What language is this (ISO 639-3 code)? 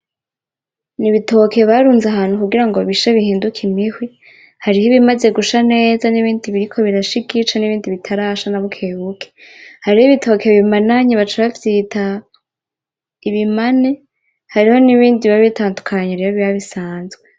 run